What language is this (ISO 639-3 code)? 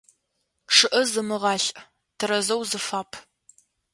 ady